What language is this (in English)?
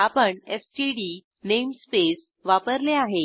Marathi